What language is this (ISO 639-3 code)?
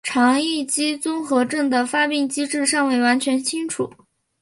zho